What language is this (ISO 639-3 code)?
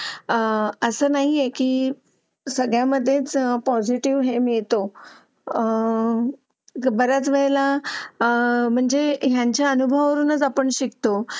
mar